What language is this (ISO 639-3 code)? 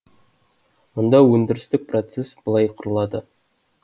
kaz